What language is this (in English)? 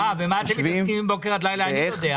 Hebrew